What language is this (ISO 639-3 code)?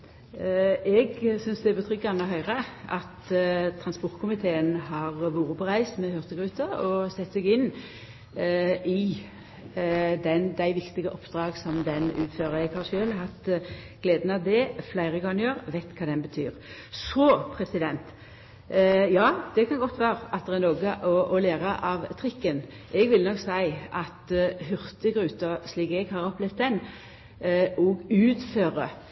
nno